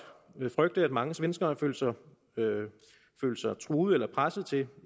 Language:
Danish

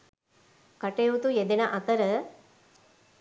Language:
Sinhala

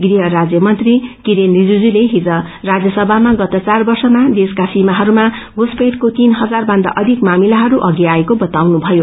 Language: Nepali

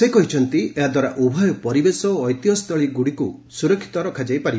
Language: Odia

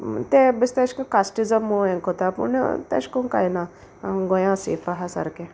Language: Konkani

